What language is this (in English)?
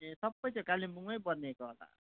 Nepali